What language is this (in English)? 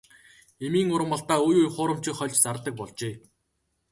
Mongolian